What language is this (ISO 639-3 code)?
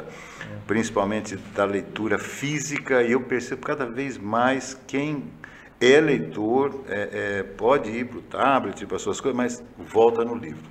por